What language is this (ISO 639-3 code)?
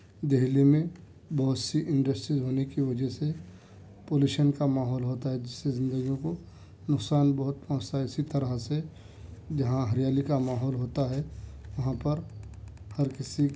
urd